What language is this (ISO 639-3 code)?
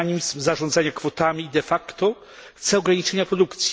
pol